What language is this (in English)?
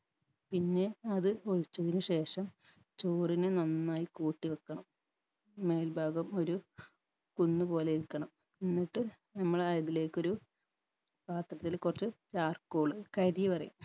Malayalam